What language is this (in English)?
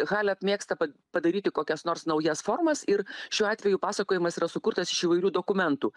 Lithuanian